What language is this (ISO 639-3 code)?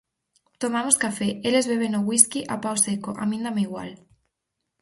glg